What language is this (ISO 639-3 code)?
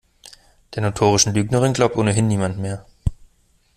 deu